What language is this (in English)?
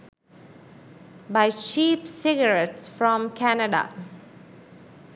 Sinhala